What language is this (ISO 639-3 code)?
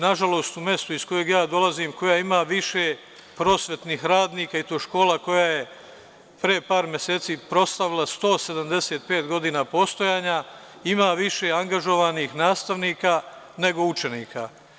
srp